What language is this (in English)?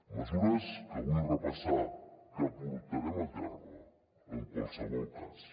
Catalan